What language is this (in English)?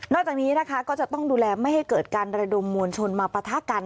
Thai